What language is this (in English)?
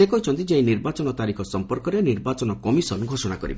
Odia